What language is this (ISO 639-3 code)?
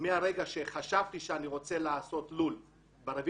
heb